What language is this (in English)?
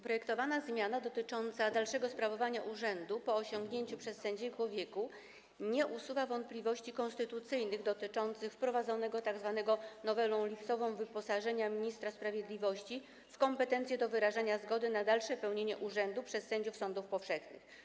Polish